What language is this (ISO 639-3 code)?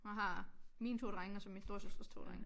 dan